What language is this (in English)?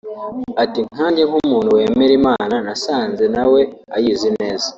Kinyarwanda